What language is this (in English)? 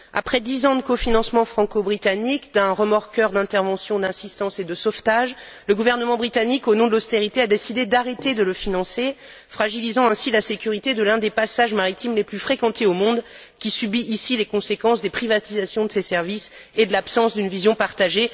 French